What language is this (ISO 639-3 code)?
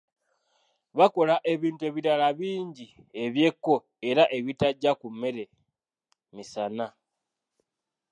lug